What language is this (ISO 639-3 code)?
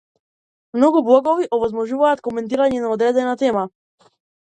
mkd